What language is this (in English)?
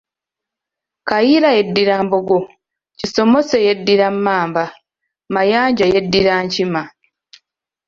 Ganda